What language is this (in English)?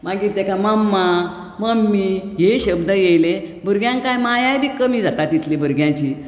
Konkani